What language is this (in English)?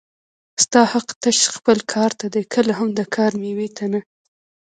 Pashto